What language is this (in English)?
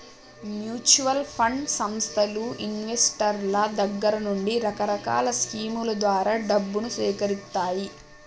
Telugu